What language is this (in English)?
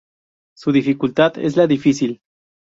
Spanish